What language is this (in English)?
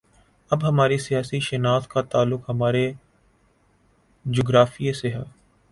Urdu